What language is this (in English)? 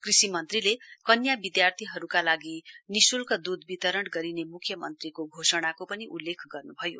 Nepali